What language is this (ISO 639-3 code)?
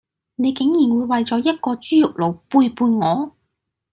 yue